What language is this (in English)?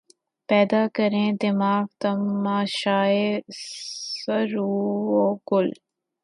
Urdu